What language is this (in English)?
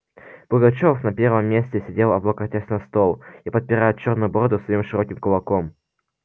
Russian